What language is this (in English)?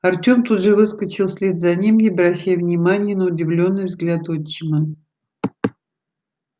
Russian